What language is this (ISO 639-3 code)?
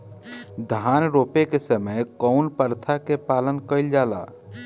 bho